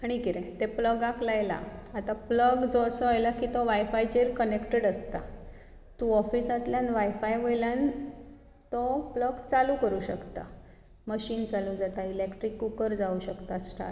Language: Konkani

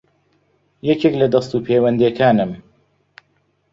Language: Central Kurdish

